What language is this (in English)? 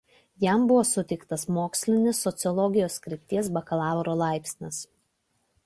Lithuanian